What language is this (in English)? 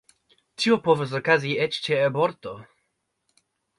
Esperanto